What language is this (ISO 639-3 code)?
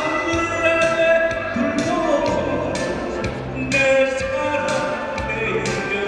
ron